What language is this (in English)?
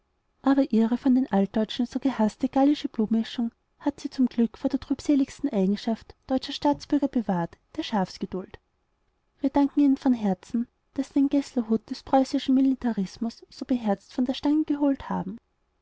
German